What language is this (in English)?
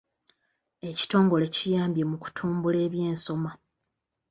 Ganda